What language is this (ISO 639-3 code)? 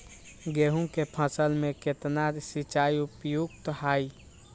mag